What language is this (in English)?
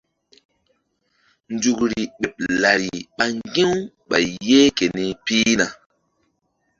Mbum